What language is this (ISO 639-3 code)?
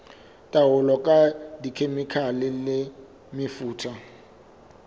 sot